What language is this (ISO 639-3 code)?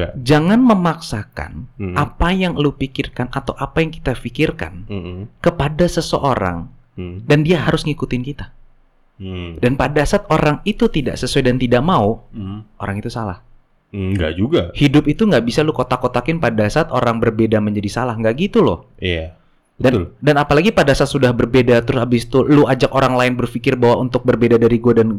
ind